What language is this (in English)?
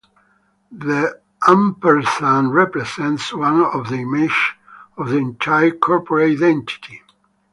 English